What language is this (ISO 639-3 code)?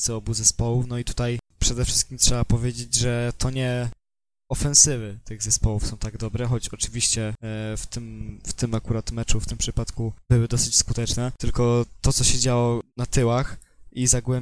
pol